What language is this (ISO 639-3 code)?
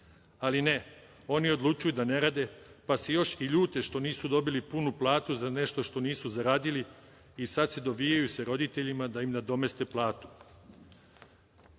srp